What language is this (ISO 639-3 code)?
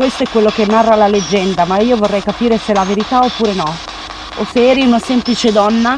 ita